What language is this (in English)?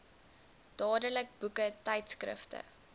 Afrikaans